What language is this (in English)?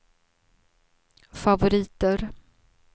Swedish